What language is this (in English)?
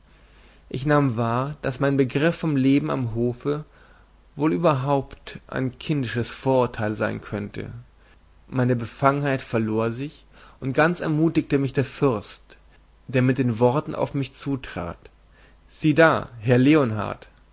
German